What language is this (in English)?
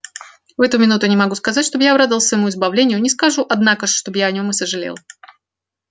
Russian